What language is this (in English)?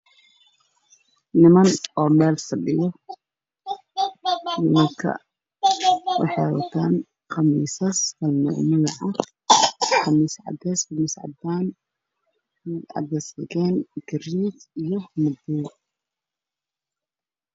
Somali